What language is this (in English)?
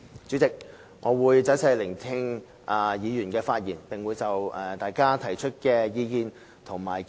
Cantonese